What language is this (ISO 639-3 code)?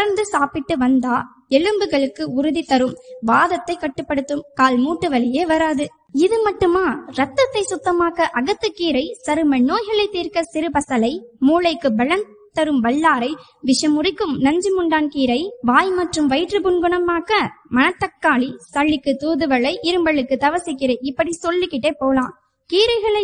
tam